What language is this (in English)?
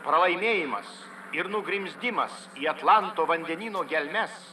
Lithuanian